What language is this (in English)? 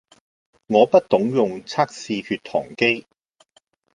Cantonese